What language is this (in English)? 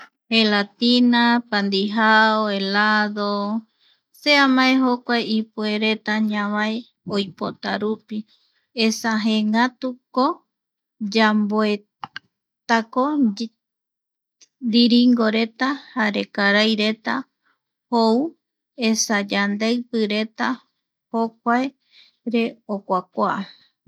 Eastern Bolivian Guaraní